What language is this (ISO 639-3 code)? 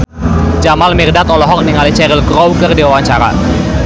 sun